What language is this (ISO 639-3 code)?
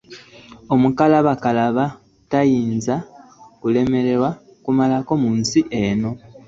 lug